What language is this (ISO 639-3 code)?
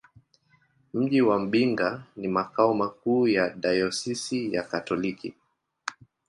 swa